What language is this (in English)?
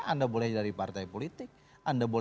Indonesian